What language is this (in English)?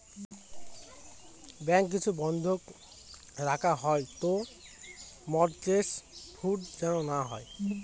Bangla